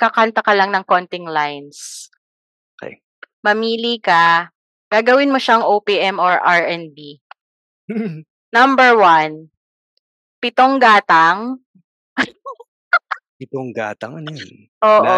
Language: Filipino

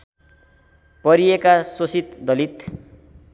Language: Nepali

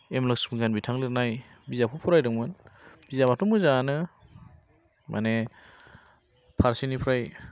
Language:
Bodo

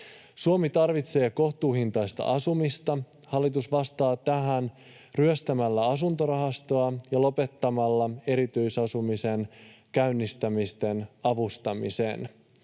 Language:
Finnish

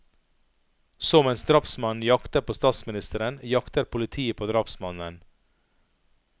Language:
Norwegian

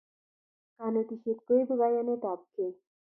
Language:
Kalenjin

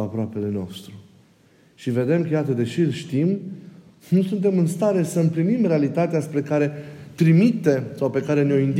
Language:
Romanian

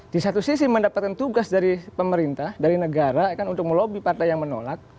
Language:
Indonesian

